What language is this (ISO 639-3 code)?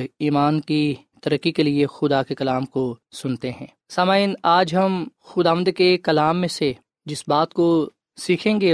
urd